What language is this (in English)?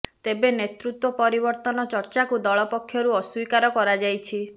Odia